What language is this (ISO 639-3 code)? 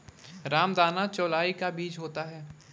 hin